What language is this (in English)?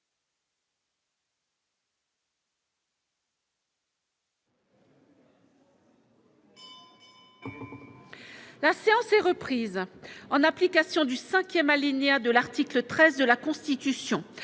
French